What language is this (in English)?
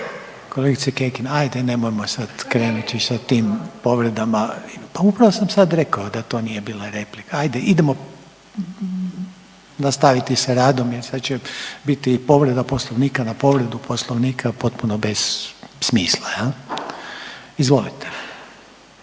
Croatian